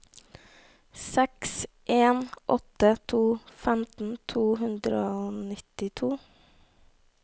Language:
Norwegian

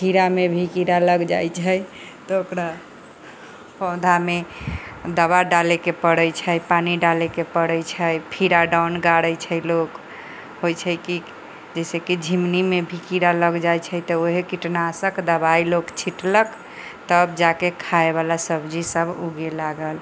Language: Maithili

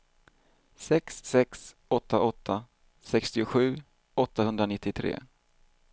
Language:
Swedish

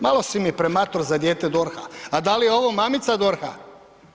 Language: Croatian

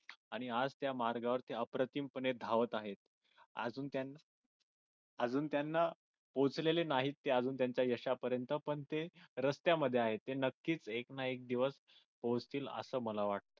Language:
Marathi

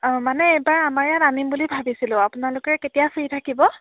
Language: Assamese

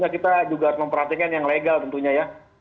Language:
Indonesian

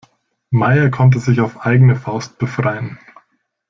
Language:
German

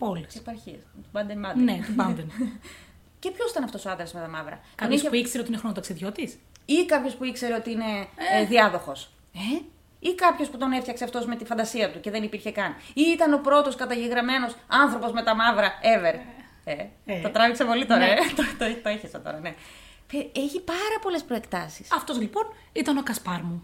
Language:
Greek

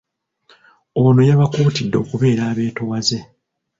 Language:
Ganda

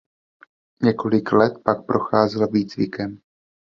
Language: Czech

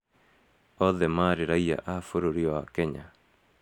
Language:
Kikuyu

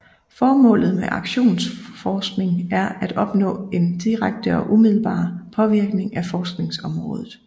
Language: Danish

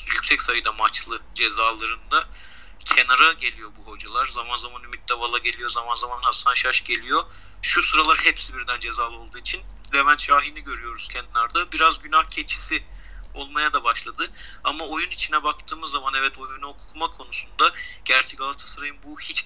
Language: Turkish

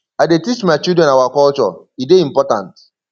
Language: Nigerian Pidgin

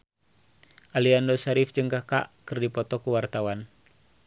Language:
Sundanese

